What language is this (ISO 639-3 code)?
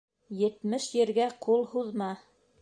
bak